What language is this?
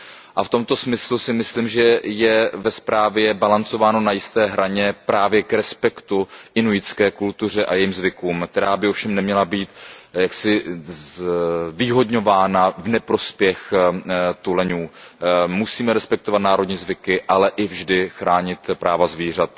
Czech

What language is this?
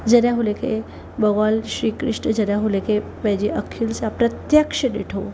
Sindhi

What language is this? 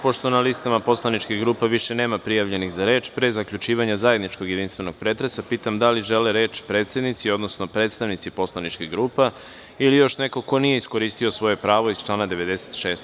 Serbian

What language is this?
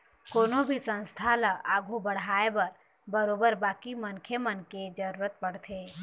Chhattisgarhi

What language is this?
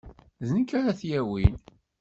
Kabyle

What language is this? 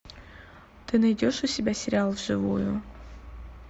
Russian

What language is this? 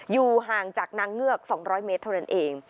Thai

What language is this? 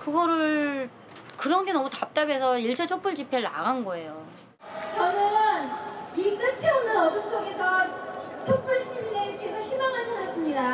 Korean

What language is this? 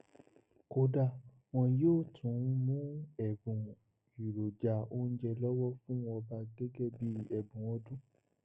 Yoruba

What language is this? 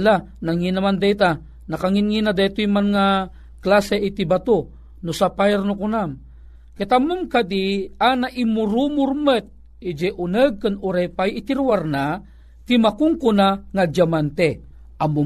Filipino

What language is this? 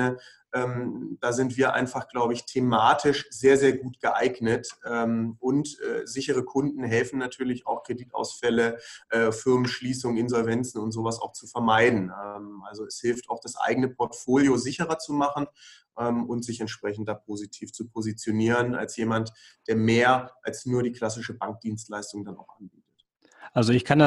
German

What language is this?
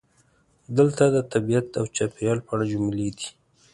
Pashto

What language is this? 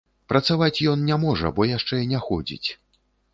Belarusian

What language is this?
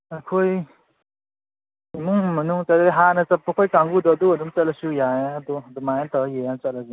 Manipuri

